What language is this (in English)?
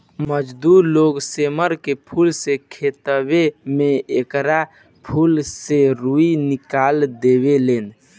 Bhojpuri